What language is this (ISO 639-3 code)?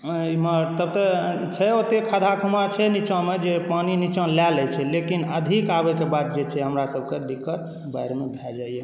mai